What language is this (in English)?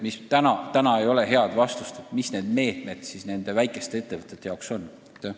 Estonian